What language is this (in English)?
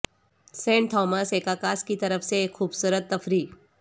Urdu